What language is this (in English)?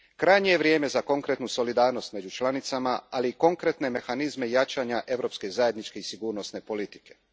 Croatian